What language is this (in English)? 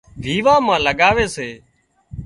Wadiyara Koli